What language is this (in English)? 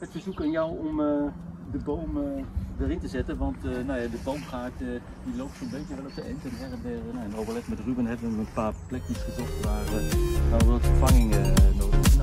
Dutch